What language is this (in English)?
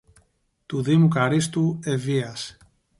Greek